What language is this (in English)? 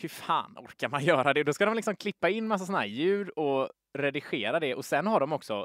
Swedish